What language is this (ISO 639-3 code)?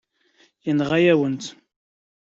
kab